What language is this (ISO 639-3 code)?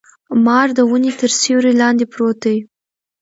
pus